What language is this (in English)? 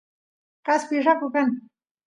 Santiago del Estero Quichua